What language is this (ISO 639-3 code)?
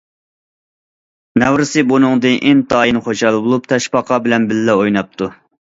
uig